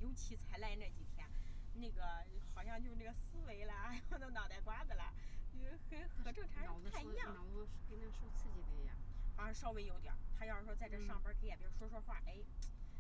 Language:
Chinese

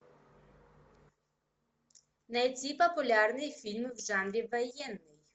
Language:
Russian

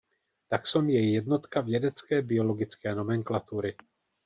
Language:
Czech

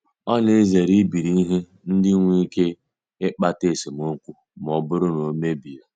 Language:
Igbo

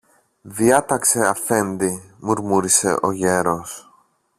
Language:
Greek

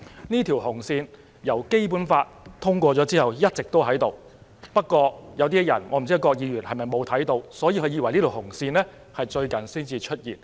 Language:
Cantonese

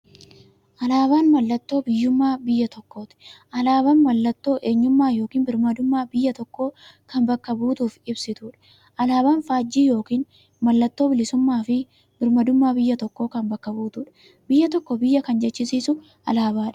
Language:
Oromo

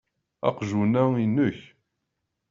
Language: Kabyle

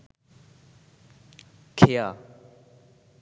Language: Bangla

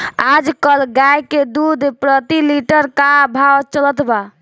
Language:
Bhojpuri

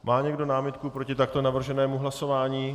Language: Czech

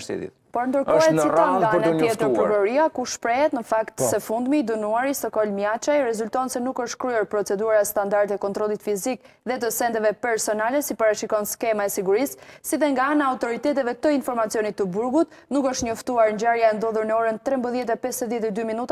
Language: Romanian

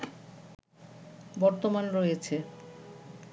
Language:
Bangla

